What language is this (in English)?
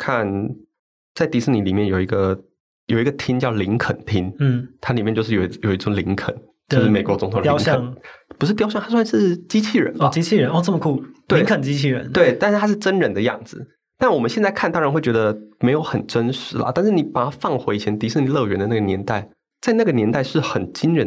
Chinese